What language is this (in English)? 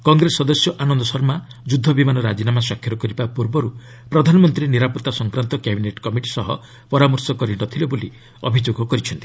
Odia